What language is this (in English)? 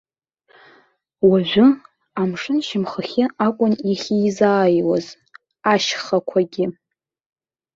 Abkhazian